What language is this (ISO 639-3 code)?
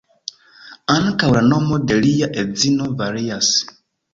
epo